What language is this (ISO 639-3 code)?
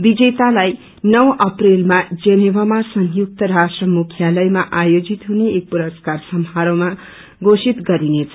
nep